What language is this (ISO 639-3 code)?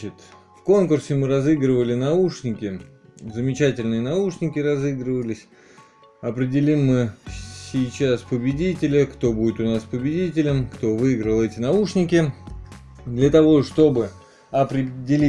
rus